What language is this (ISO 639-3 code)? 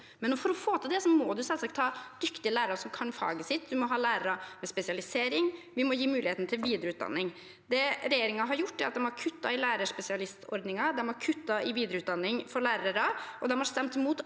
nor